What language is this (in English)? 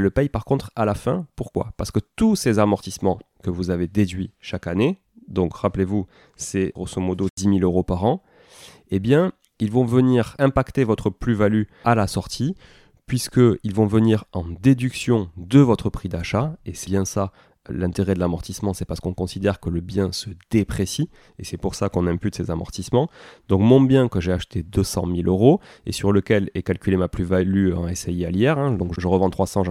French